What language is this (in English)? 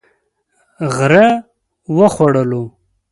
Pashto